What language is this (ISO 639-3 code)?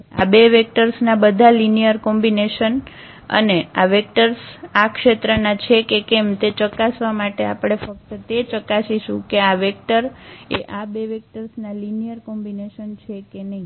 guj